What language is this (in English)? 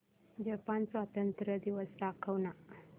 Marathi